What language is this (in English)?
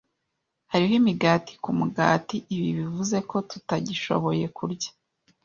Kinyarwanda